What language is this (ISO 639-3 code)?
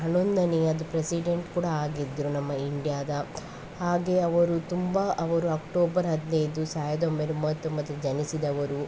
kan